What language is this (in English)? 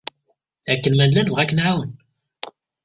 Kabyle